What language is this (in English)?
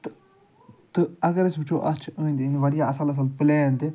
Kashmiri